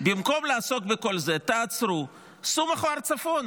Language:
Hebrew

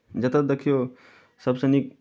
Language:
Maithili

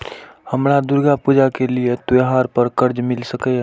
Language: Maithili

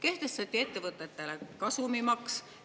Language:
Estonian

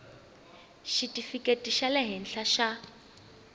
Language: Tsonga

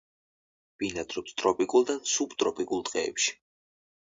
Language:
Georgian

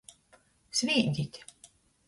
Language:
Latgalian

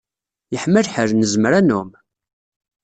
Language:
Kabyle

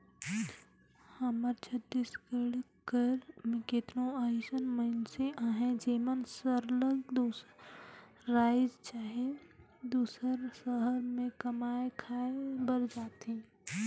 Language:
Chhattisgarhi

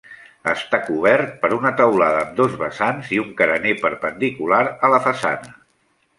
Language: Catalan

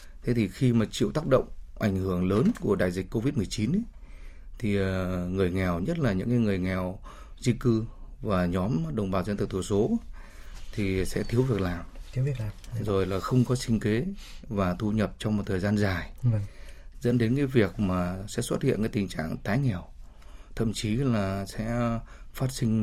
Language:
Vietnamese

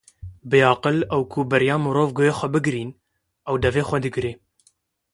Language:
Kurdish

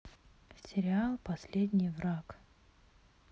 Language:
Russian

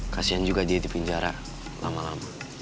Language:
Indonesian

